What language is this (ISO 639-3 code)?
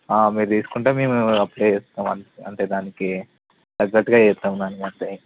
tel